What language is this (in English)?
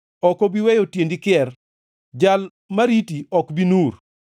Luo (Kenya and Tanzania)